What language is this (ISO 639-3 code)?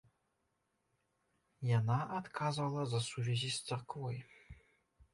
bel